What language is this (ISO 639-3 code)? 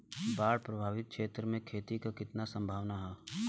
bho